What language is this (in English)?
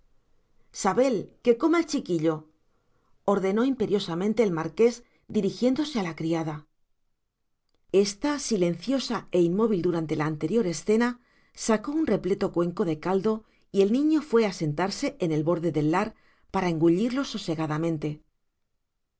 Spanish